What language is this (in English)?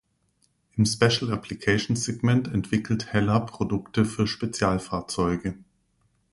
German